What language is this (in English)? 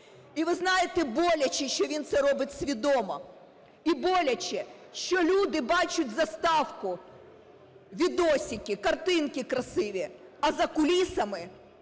Ukrainian